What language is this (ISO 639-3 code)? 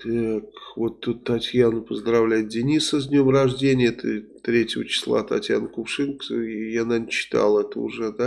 rus